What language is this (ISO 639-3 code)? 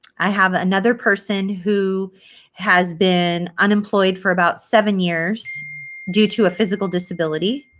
eng